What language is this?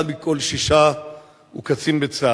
Hebrew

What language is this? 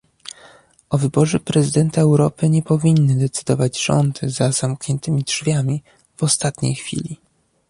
Polish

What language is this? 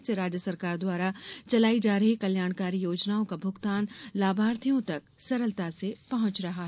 Hindi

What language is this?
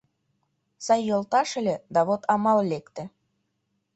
Mari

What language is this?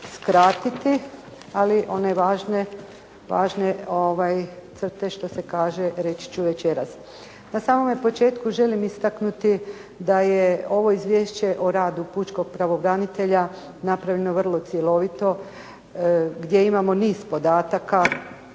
Croatian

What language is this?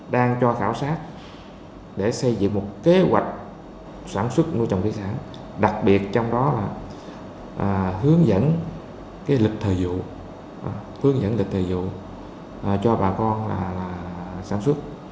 Vietnamese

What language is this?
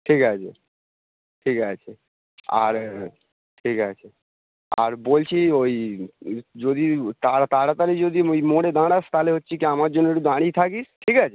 Bangla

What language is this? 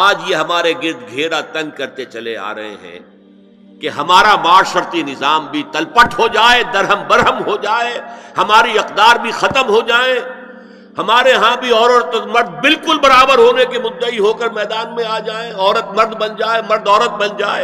Urdu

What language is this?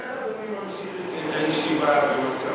Hebrew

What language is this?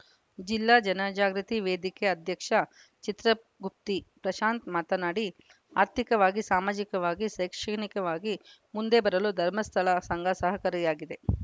Kannada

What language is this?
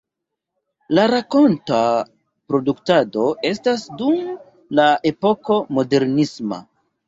Esperanto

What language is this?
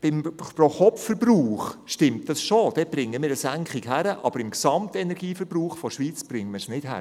Swiss German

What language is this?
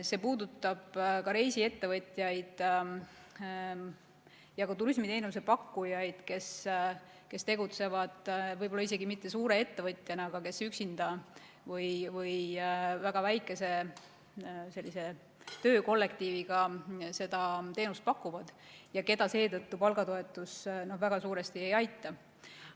Estonian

